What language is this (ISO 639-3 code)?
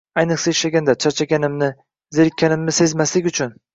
uzb